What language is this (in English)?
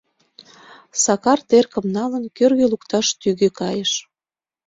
Mari